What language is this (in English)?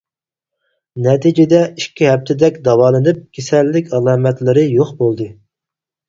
Uyghur